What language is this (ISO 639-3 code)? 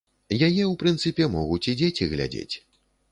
bel